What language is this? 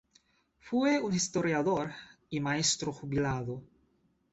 Spanish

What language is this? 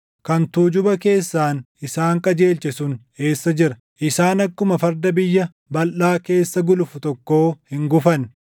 Oromo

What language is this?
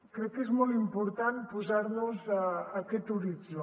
Catalan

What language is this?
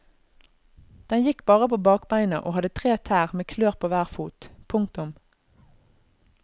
Norwegian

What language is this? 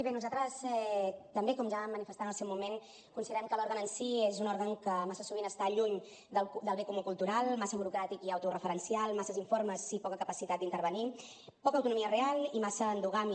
Catalan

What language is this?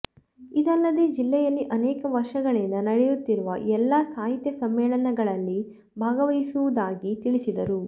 Kannada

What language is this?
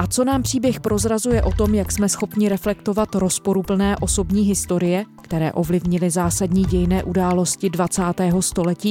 Czech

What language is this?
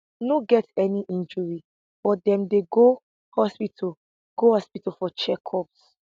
Nigerian Pidgin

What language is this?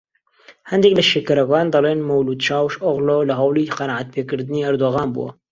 Central Kurdish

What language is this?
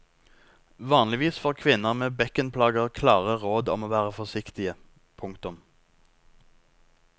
Norwegian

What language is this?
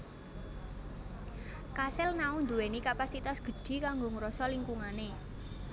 Javanese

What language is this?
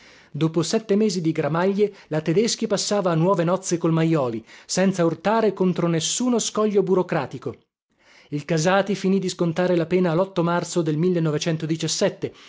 Italian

